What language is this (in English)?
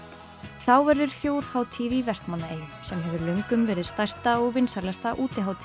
Icelandic